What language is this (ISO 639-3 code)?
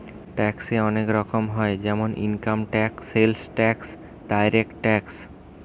ben